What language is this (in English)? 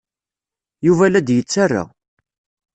Kabyle